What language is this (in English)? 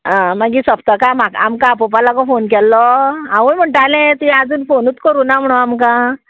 Konkani